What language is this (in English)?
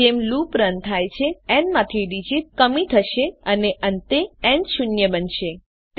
Gujarati